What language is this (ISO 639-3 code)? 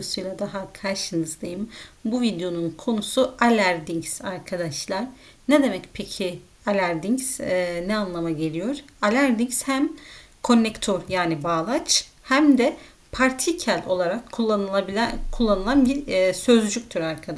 tur